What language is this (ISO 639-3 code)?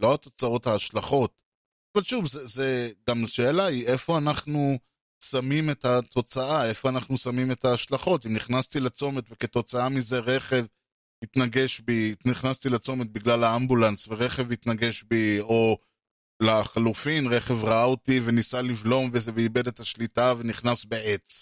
heb